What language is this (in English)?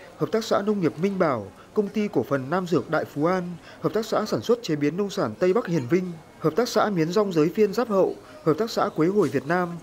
Vietnamese